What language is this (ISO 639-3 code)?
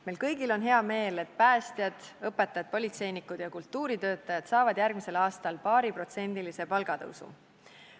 est